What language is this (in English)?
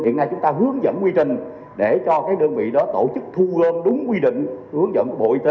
Vietnamese